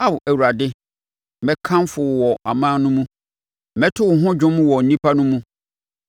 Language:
Akan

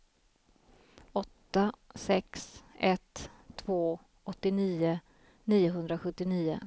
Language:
Swedish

